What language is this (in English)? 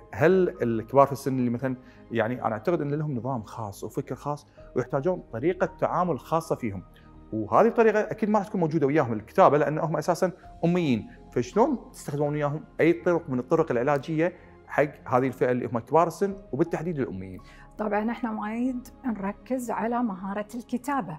Arabic